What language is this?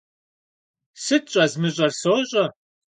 Kabardian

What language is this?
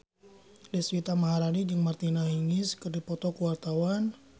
Sundanese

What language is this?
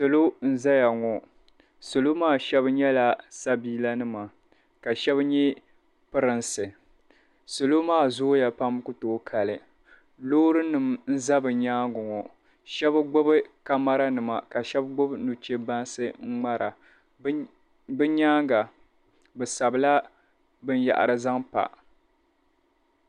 Dagbani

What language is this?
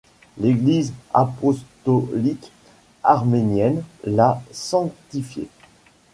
French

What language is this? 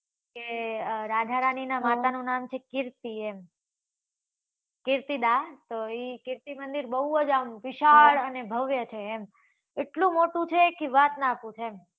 Gujarati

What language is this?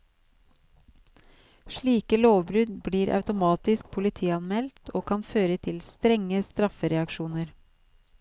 Norwegian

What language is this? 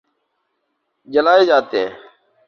Urdu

